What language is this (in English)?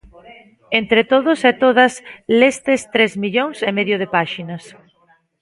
Galician